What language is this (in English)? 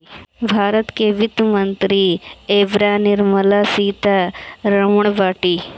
Bhojpuri